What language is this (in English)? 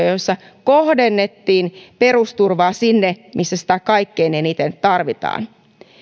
Finnish